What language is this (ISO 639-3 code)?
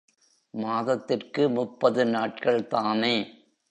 tam